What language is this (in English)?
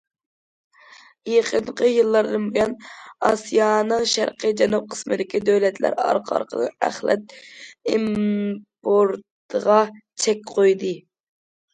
Uyghur